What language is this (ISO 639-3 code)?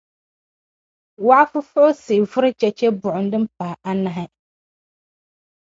dag